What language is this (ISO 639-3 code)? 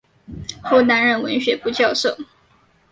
zho